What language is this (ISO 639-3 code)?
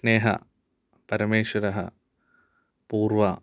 san